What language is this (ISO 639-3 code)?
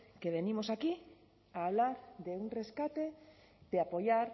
spa